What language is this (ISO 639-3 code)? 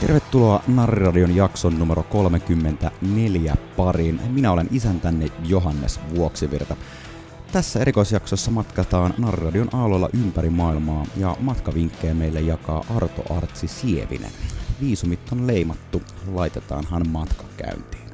fin